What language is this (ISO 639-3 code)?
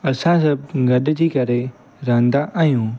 snd